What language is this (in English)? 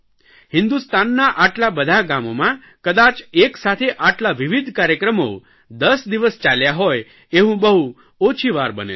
Gujarati